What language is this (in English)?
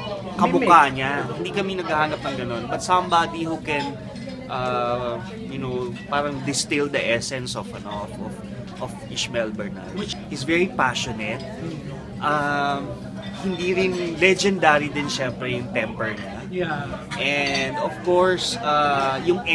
Filipino